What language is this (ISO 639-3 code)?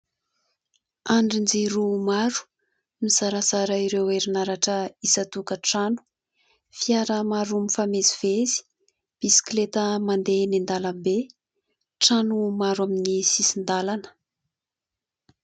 mlg